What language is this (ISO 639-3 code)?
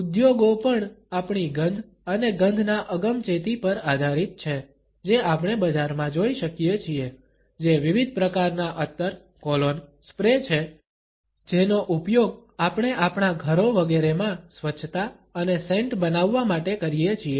guj